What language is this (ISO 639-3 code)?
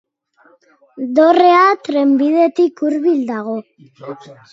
eus